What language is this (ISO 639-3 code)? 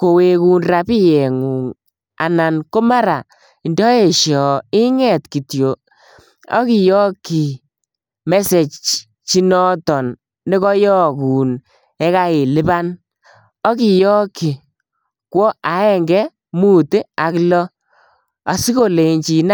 kln